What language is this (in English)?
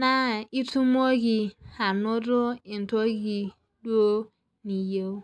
Masai